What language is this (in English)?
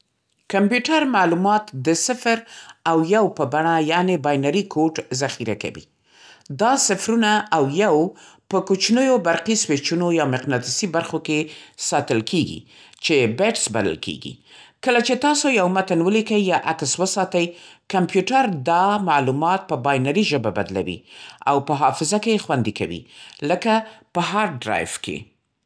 Central Pashto